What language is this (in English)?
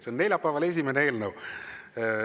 Estonian